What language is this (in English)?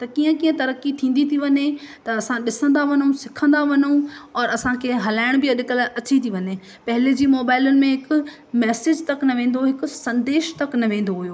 Sindhi